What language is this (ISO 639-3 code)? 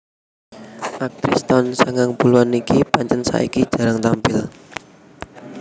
jav